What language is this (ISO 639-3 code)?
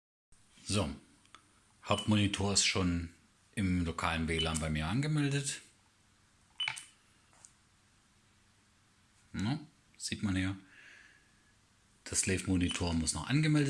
deu